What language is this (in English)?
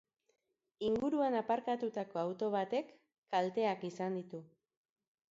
Basque